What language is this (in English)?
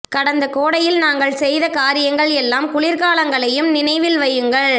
Tamil